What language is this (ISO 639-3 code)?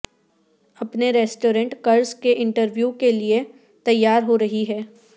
urd